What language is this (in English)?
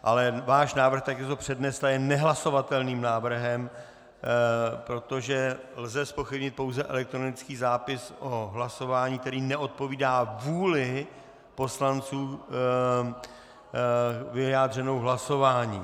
Czech